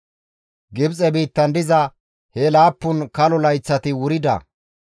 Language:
Gamo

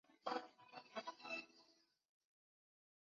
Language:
Chinese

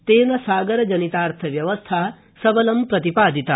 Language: Sanskrit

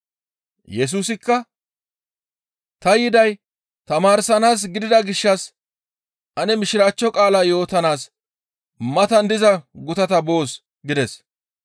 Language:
Gamo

